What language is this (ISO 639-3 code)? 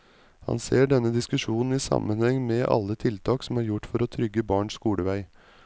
nor